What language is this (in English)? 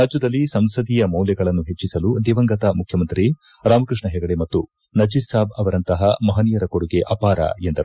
Kannada